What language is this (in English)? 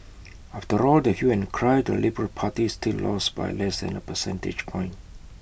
English